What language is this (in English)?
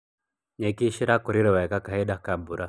Kikuyu